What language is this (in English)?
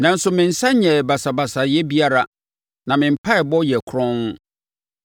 Akan